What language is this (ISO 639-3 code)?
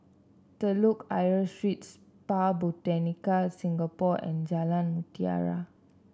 eng